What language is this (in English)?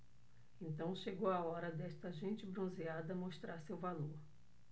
Portuguese